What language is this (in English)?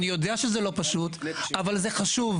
Hebrew